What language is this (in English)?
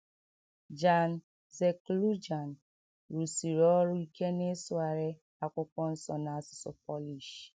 Igbo